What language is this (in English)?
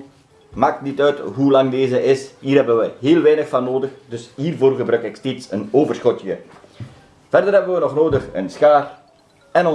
Dutch